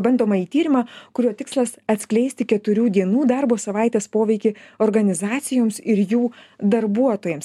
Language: Lithuanian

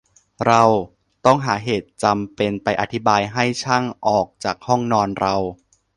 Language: Thai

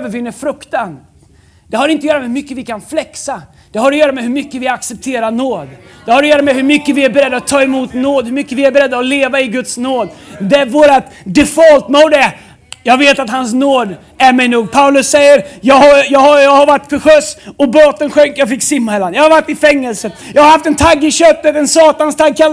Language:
Swedish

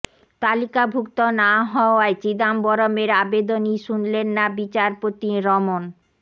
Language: Bangla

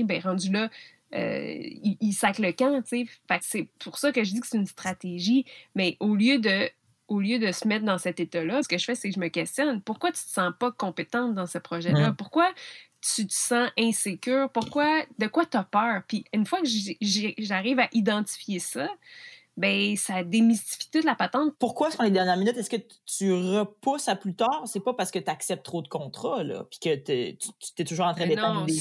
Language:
French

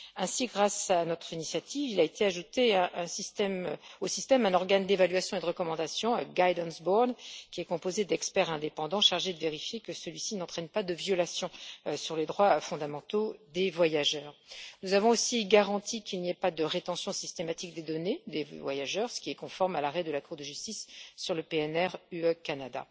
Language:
French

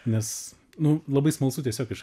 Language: Lithuanian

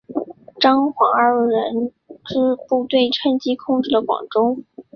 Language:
Chinese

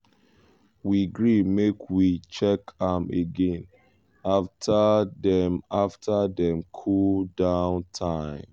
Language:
Nigerian Pidgin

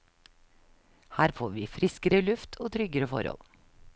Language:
Norwegian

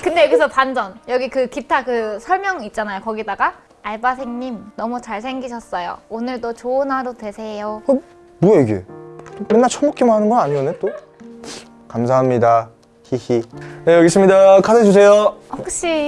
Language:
Korean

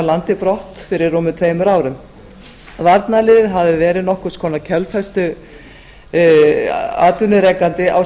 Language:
Icelandic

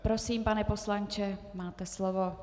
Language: Czech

